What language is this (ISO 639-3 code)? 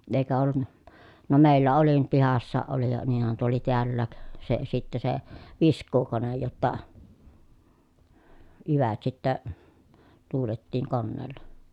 fin